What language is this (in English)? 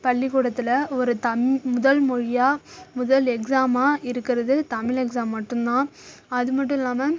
Tamil